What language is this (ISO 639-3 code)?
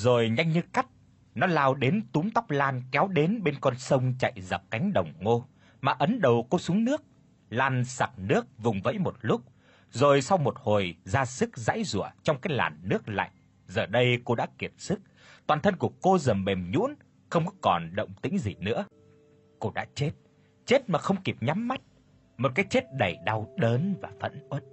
vie